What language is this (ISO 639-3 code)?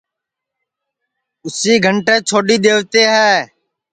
ssi